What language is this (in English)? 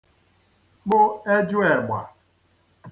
Igbo